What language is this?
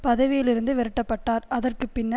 Tamil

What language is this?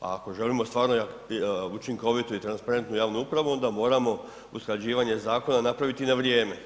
Croatian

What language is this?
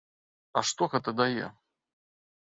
Belarusian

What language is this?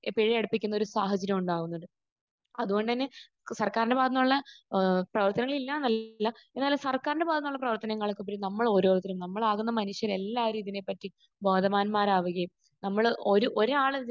Malayalam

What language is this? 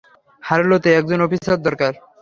Bangla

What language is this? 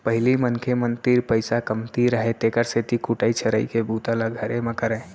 Chhattisgarhi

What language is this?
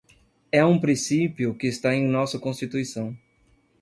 Portuguese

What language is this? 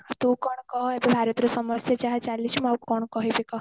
Odia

